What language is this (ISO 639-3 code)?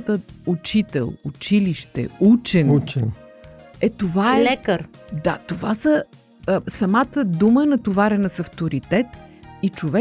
bul